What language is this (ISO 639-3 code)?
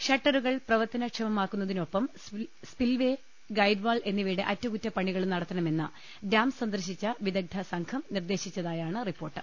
mal